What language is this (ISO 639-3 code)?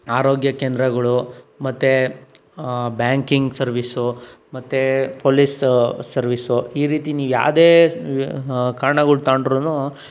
kan